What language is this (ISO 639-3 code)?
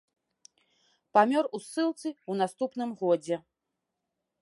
bel